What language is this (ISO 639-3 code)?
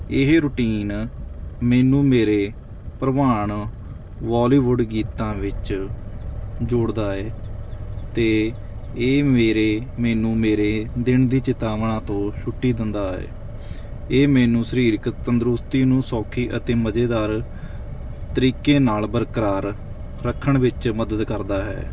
pan